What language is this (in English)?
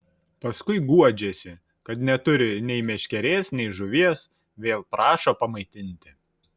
Lithuanian